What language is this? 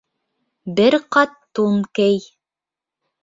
Bashkir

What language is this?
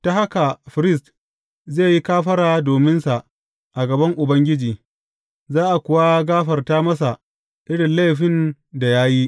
Hausa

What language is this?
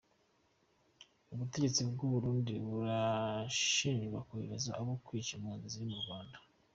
Kinyarwanda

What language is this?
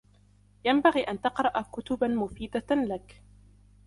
Arabic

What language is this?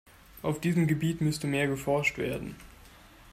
German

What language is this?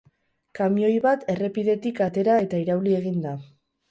Basque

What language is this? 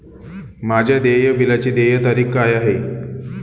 Marathi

